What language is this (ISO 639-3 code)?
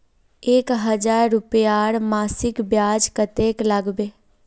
mag